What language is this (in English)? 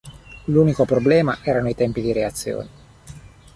Italian